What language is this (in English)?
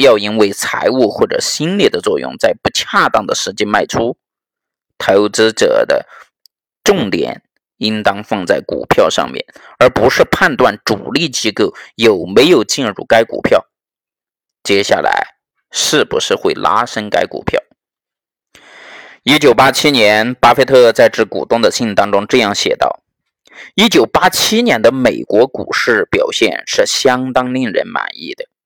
Chinese